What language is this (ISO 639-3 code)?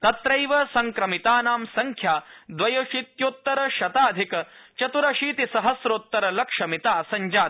san